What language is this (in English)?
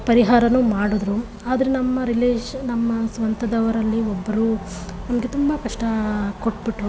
Kannada